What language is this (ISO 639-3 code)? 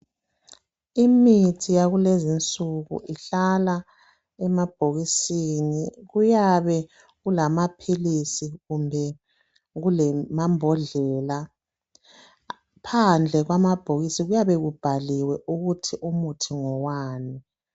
nde